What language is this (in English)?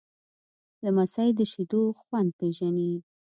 Pashto